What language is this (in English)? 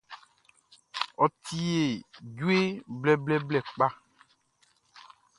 Baoulé